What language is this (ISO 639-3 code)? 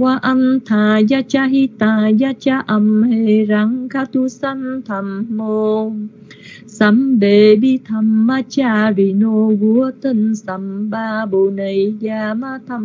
vie